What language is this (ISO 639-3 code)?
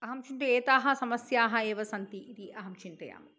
san